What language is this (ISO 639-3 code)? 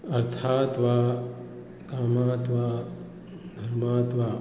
san